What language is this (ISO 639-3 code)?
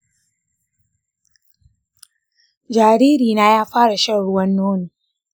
hau